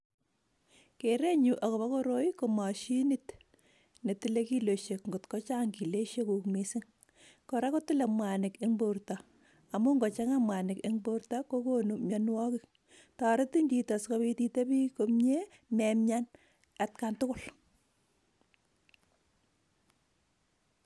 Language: Kalenjin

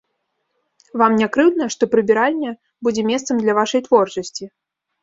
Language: Belarusian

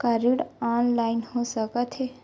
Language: Chhattisgarhi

